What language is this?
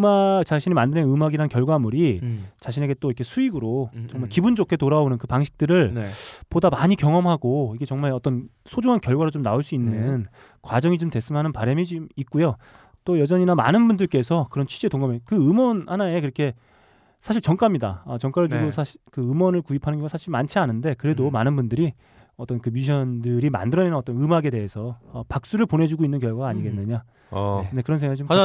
Korean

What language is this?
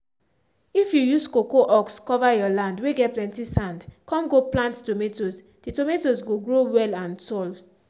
Nigerian Pidgin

